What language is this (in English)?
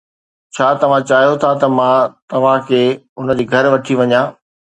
Sindhi